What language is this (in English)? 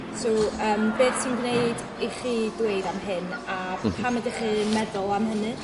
Welsh